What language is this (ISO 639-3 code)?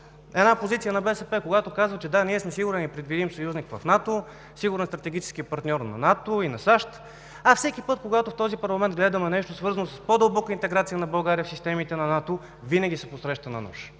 bul